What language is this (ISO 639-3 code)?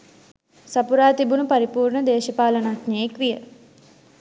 sin